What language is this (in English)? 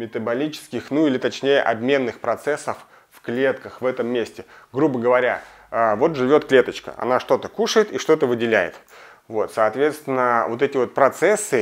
Russian